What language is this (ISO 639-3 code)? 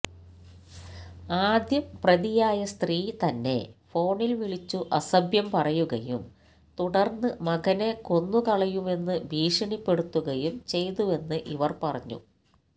mal